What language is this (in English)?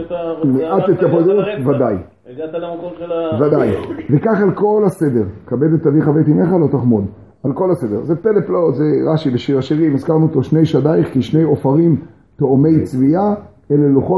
Hebrew